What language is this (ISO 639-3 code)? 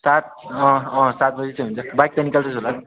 nep